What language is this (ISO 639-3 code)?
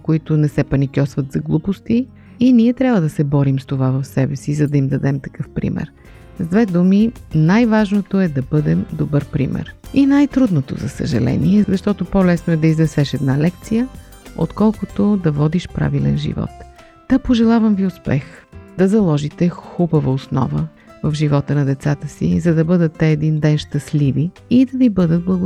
bul